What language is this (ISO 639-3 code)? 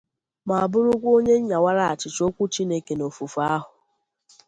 ibo